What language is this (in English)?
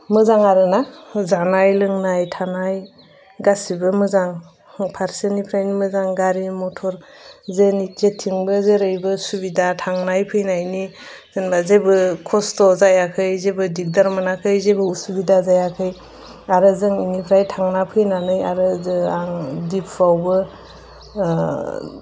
Bodo